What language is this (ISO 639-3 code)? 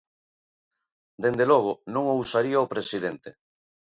glg